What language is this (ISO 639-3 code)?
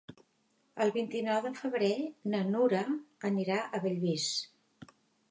cat